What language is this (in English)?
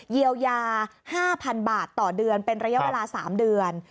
Thai